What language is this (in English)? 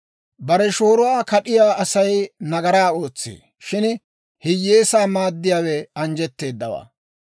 Dawro